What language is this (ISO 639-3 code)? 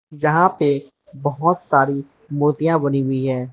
hin